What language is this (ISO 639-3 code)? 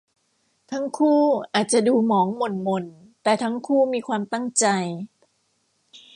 tha